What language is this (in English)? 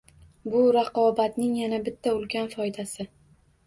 Uzbek